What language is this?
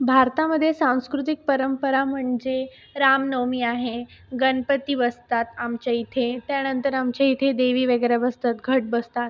Marathi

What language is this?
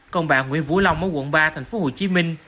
Vietnamese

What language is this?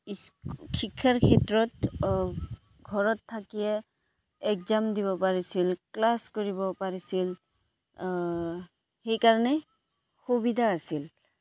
Assamese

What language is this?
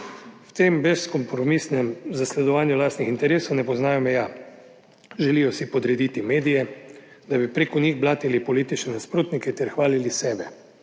Slovenian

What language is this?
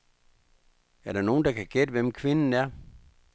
Danish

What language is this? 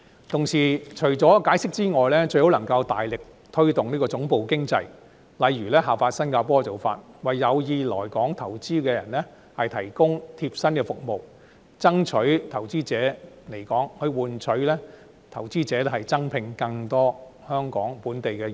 Cantonese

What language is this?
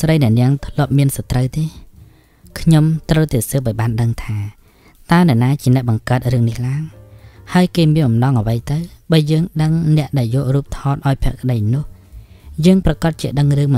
Thai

